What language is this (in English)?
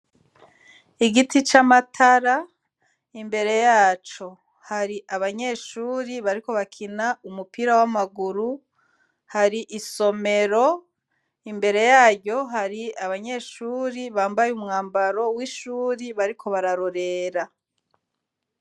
Rundi